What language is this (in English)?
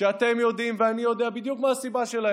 Hebrew